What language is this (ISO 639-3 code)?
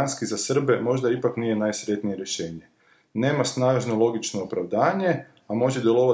hrv